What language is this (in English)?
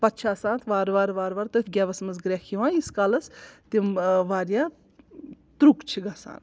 Kashmiri